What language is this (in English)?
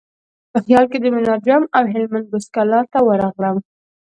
Pashto